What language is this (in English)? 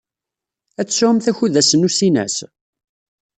Kabyle